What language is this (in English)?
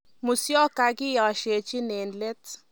Kalenjin